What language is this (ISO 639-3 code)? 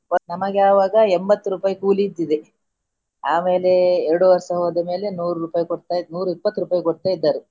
kan